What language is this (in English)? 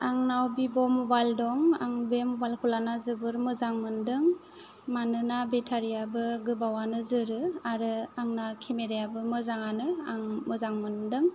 Bodo